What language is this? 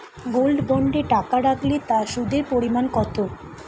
Bangla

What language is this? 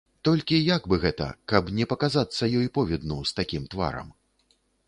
Belarusian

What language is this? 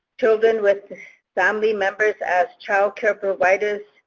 English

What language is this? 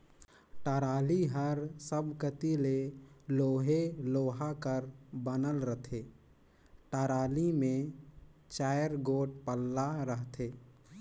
Chhattisgarhi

